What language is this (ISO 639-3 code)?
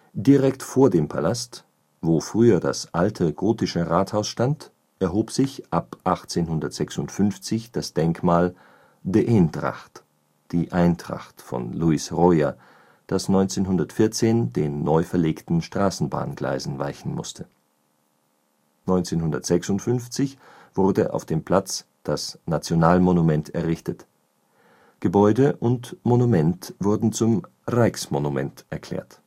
deu